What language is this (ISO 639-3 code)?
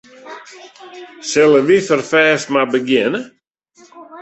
fry